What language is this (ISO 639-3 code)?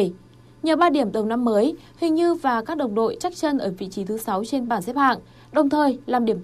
vie